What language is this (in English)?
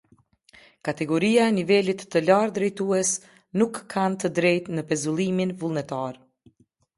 Albanian